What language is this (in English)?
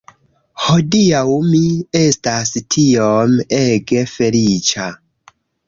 Esperanto